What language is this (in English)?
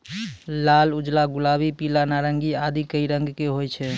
Maithili